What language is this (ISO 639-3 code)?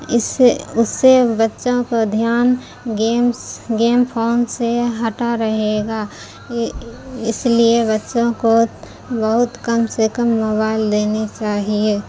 urd